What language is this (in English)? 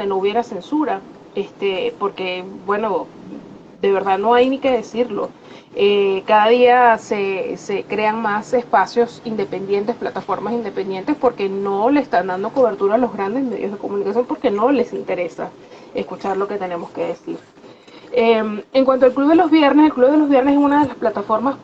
Spanish